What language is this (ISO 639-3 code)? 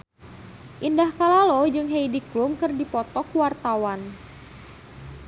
sun